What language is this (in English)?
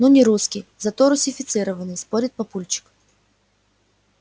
Russian